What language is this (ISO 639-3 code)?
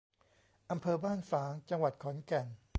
tha